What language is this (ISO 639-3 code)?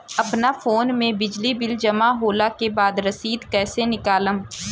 bho